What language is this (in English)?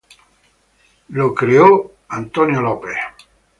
Spanish